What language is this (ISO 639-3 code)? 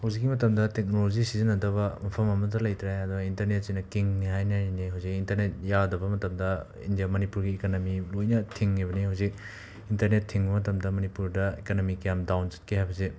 mni